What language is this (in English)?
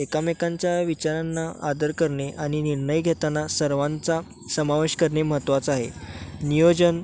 Marathi